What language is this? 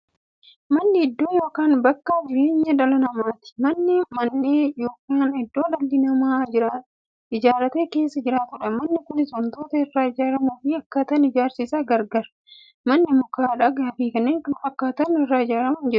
Oromo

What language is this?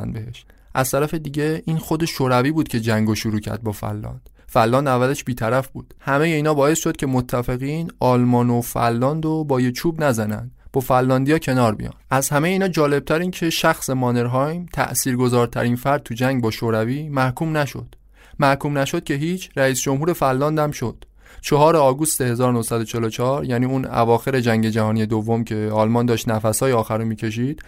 Persian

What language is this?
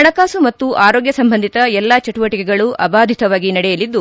Kannada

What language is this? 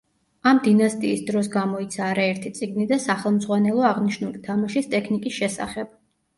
Georgian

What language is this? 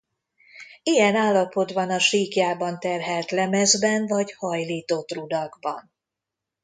Hungarian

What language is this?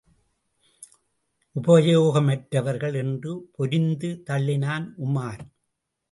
Tamil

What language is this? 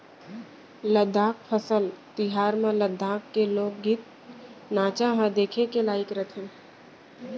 Chhattisgarhi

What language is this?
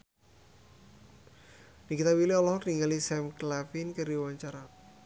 Sundanese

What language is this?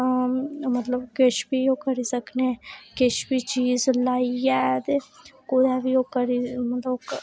Dogri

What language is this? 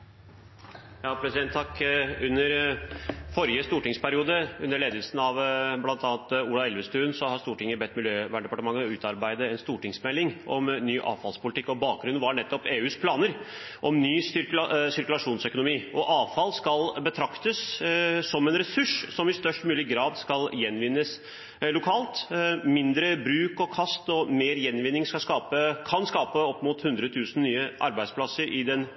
Norwegian Bokmål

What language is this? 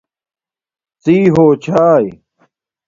Domaaki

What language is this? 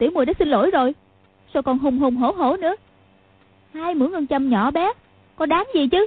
Vietnamese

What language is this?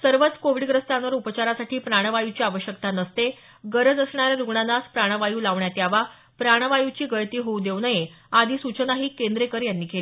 Marathi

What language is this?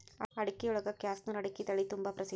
Kannada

